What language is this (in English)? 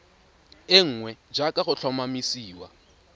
Tswana